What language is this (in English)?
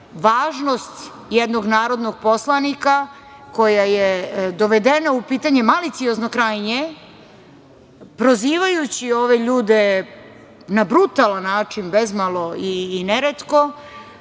Serbian